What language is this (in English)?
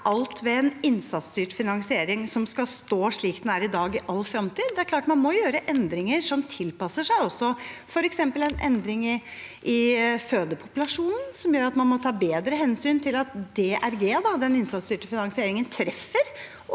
Norwegian